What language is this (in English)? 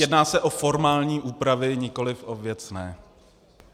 Czech